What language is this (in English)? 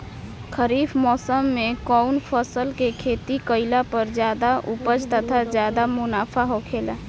Bhojpuri